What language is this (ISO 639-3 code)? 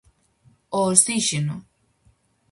glg